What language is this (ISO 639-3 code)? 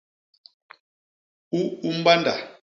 bas